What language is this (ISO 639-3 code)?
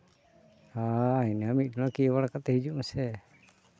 sat